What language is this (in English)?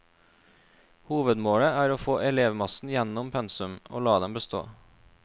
Norwegian